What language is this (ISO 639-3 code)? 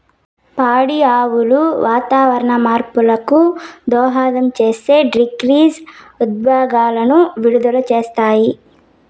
tel